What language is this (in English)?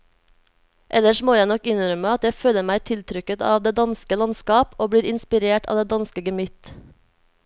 Norwegian